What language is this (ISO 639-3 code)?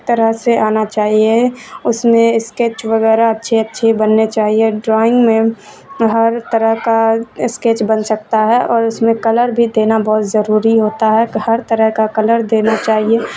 urd